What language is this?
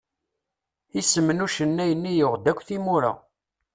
Kabyle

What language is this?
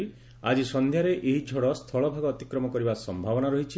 Odia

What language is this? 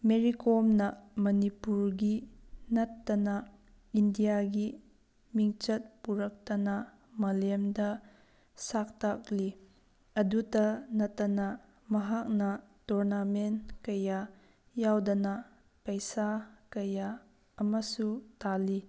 Manipuri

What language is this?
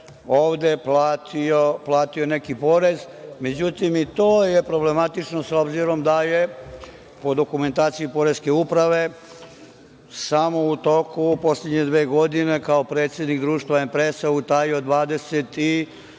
Serbian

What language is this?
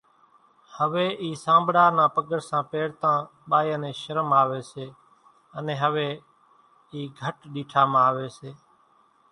Kachi Koli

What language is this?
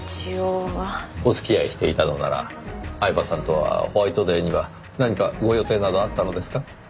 Japanese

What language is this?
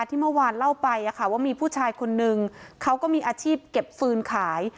Thai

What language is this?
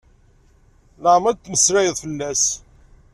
Kabyle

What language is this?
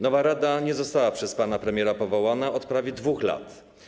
Polish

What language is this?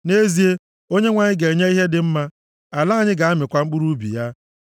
Igbo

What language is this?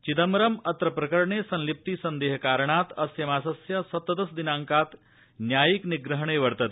Sanskrit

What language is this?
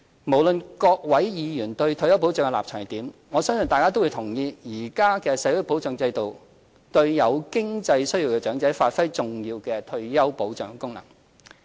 Cantonese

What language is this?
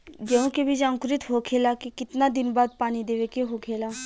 Bhojpuri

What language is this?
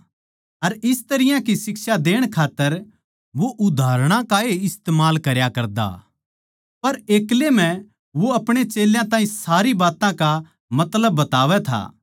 Haryanvi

